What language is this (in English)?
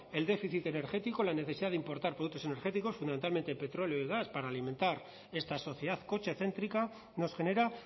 Spanish